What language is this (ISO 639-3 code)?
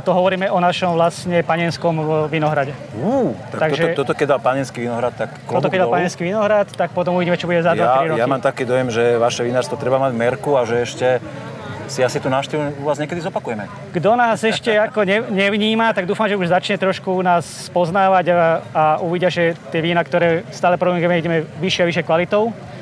slk